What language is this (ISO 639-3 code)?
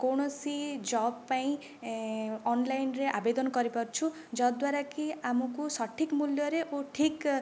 ori